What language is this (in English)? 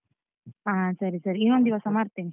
Kannada